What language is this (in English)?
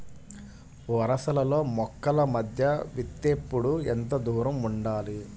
Telugu